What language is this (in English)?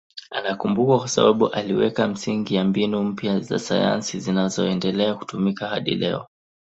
Swahili